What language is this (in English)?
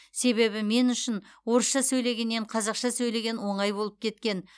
Kazakh